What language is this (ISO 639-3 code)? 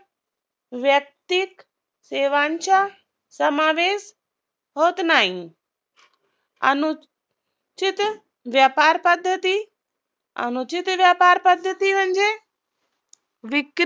mar